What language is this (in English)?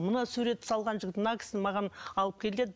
Kazakh